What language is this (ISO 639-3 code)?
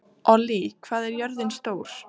isl